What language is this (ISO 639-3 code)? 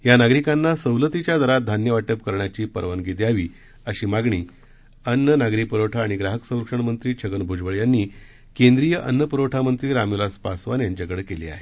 mar